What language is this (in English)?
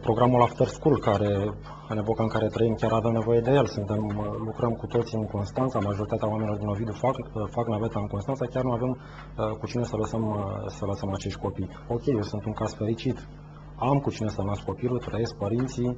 Romanian